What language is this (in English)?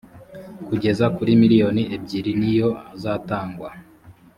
Kinyarwanda